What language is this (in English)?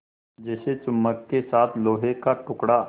Hindi